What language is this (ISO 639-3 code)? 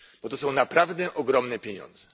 pol